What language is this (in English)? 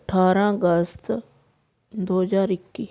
Punjabi